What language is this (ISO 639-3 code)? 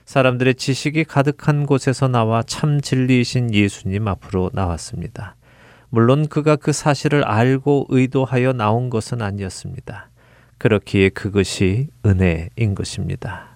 kor